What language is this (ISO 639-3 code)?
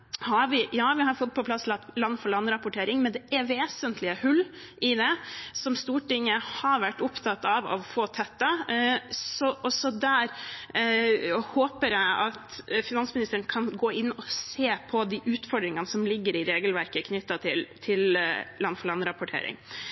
nob